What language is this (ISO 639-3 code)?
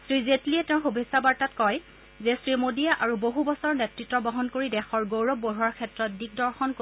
asm